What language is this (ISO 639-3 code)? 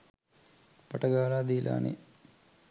sin